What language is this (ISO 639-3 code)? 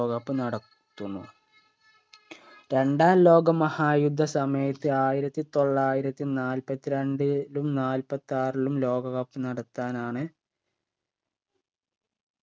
mal